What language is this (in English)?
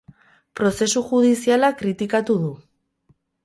Basque